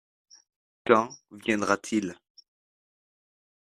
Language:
French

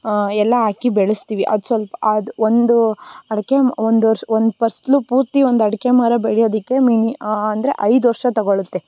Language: Kannada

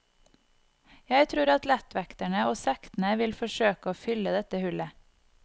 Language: Norwegian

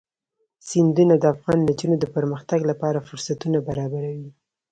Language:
Pashto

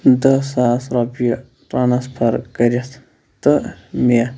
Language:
Kashmiri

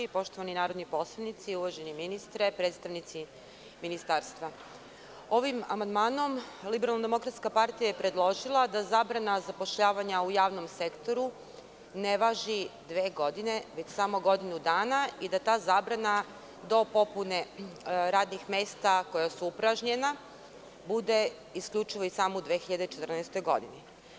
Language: Serbian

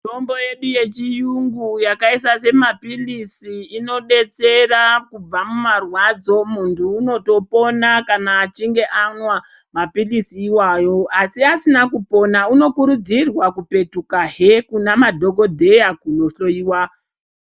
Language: Ndau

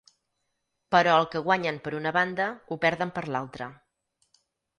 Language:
Catalan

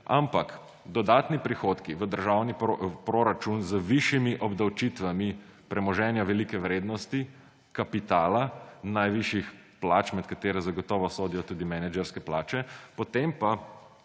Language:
Slovenian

